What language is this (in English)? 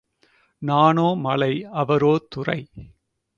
Tamil